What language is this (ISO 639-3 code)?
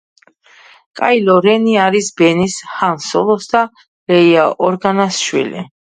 kat